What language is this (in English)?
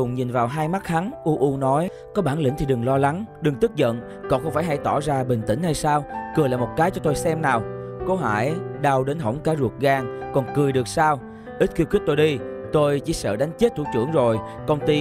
Vietnamese